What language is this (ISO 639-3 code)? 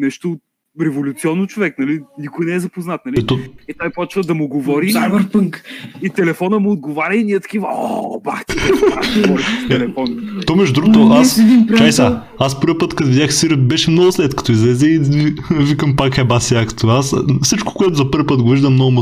bul